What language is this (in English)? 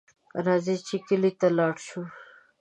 Pashto